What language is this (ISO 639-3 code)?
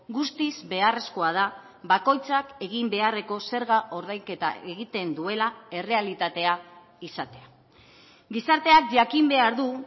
eus